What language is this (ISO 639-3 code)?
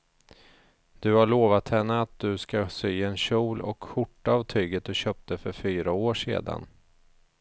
swe